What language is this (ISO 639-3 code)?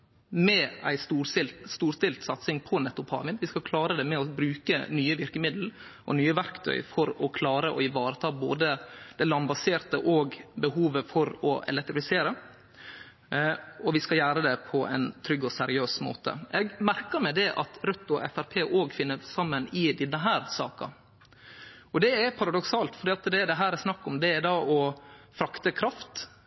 nno